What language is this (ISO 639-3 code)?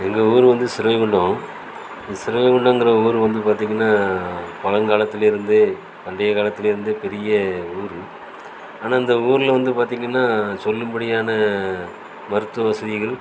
tam